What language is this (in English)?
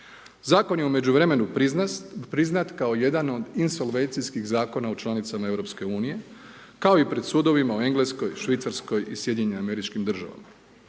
Croatian